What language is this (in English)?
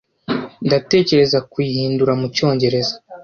Kinyarwanda